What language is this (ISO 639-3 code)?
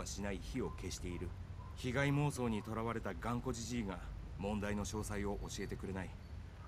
jpn